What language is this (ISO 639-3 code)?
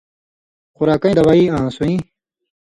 mvy